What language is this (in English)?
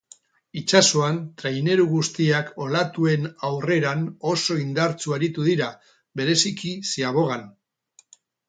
Basque